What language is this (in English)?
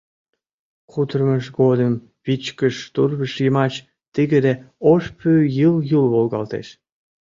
Mari